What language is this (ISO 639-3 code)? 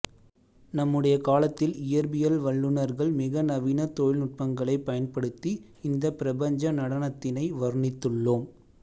tam